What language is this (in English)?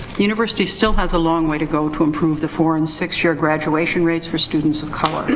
English